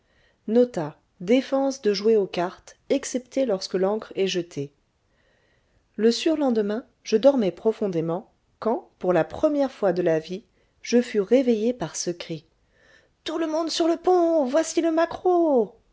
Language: French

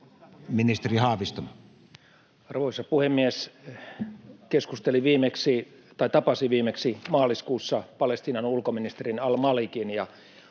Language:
Finnish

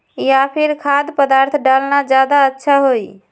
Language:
Magahi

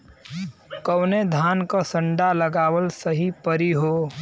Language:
Bhojpuri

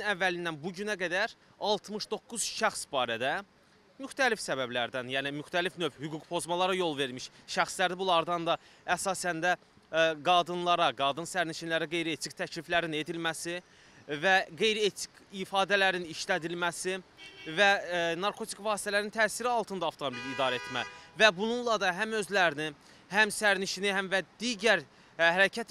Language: Turkish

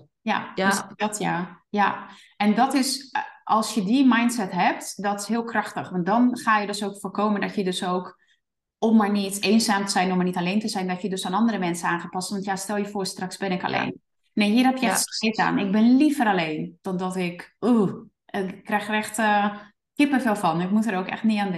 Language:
Dutch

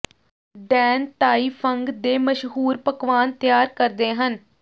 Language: Punjabi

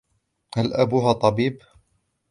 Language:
Arabic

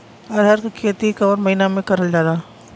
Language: Bhojpuri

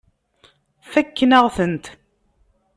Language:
Kabyle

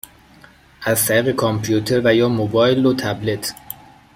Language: Persian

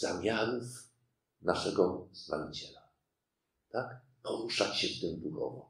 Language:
Polish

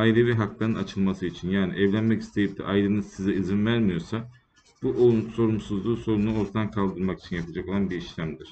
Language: Turkish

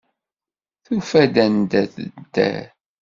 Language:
Kabyle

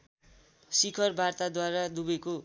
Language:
Nepali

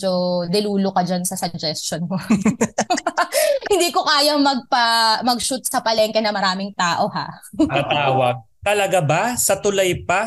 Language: Filipino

